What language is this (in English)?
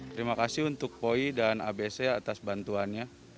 Indonesian